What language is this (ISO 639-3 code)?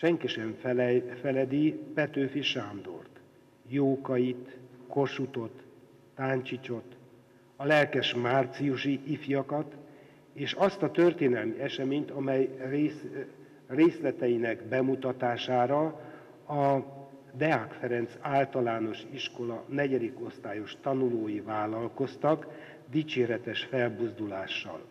hun